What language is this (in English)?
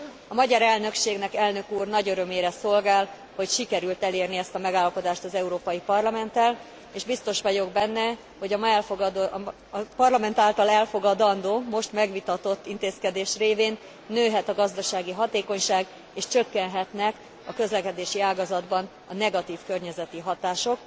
Hungarian